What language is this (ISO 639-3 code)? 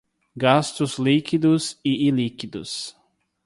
por